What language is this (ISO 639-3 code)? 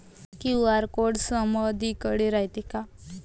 mar